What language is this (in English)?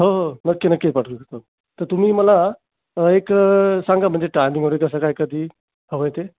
Marathi